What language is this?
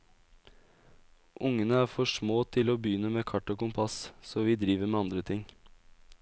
Norwegian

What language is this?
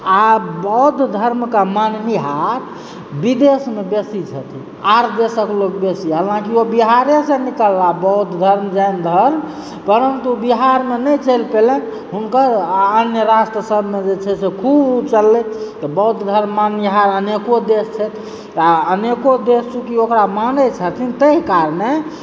Maithili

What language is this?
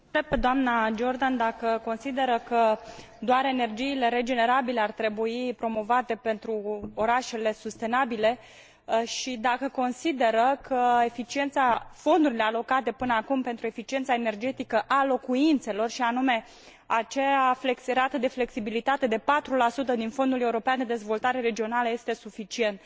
Romanian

